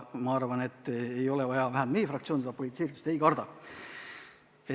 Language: Estonian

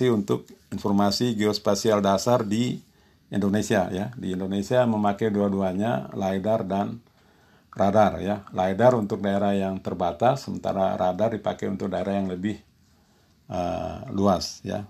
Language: Indonesian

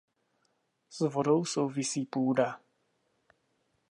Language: Czech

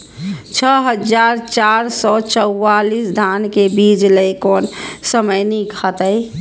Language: Maithili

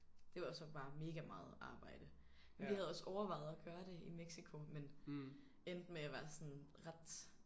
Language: Danish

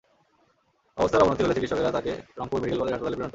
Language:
Bangla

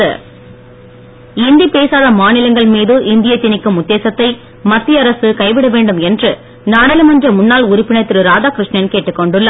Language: Tamil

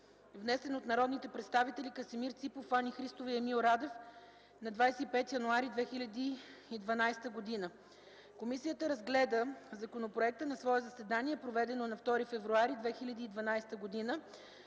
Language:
Bulgarian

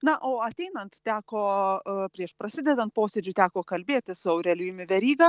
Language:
Lithuanian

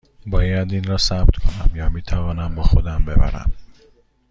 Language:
Persian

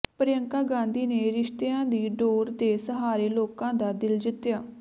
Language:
Punjabi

